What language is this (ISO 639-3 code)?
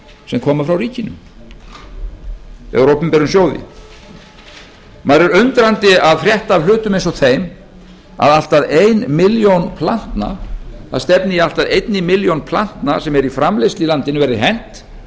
isl